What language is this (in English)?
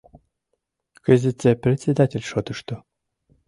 Mari